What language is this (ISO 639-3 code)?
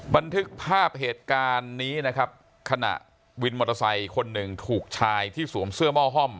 tha